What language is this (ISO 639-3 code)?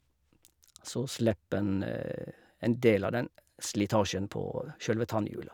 nor